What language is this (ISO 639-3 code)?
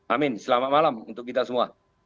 ind